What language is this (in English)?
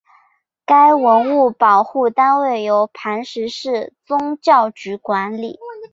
Chinese